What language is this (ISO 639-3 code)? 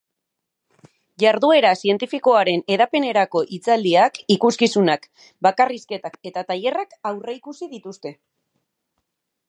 eus